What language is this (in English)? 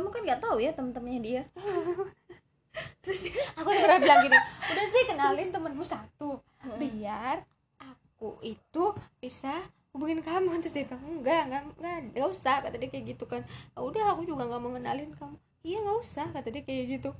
Indonesian